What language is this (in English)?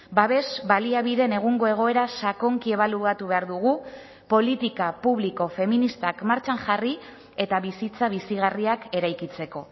Basque